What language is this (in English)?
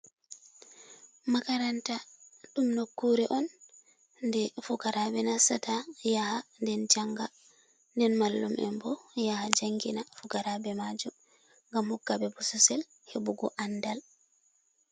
Fula